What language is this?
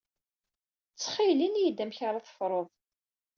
Kabyle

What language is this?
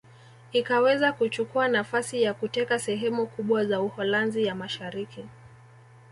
Swahili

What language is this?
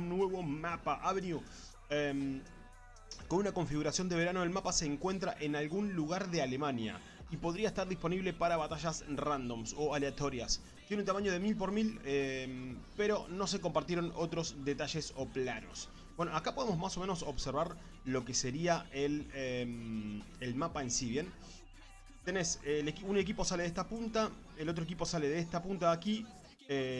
Spanish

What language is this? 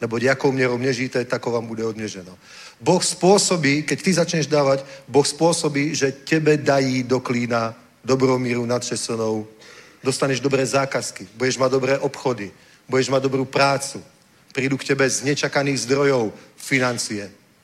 Czech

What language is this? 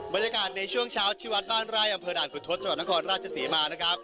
Thai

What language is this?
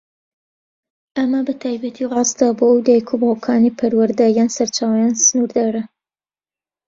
Central Kurdish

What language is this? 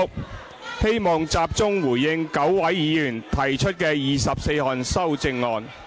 Cantonese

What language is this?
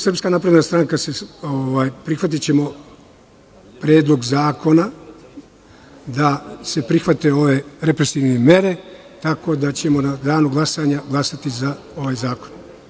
Serbian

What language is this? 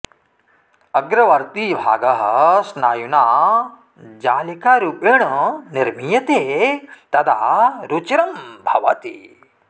Sanskrit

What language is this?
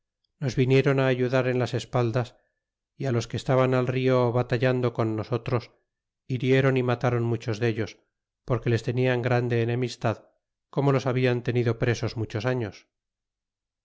Spanish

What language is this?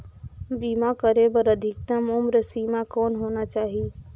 Chhattisgarhi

